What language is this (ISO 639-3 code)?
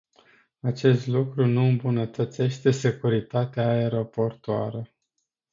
ron